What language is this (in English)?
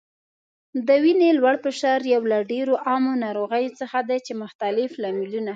Pashto